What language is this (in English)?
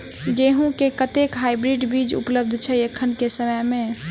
Maithili